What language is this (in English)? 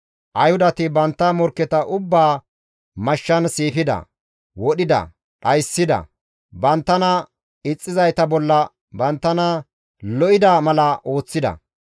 Gamo